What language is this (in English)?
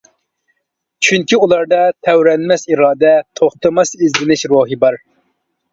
Uyghur